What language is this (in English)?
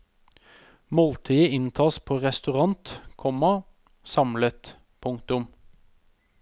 Norwegian